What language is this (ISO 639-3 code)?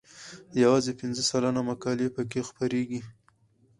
pus